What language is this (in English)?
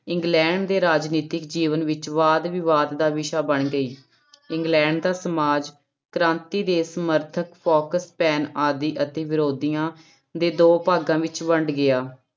Punjabi